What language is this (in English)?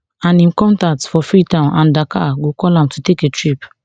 Nigerian Pidgin